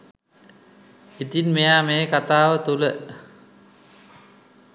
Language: Sinhala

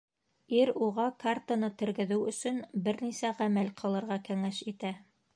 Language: Bashkir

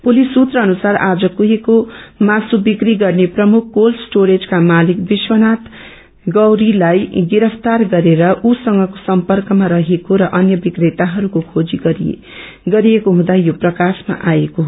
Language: Nepali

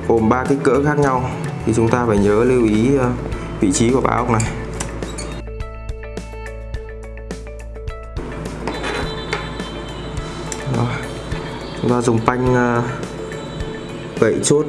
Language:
Vietnamese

